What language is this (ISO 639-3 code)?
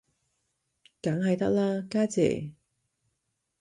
yue